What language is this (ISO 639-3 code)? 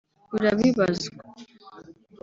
kin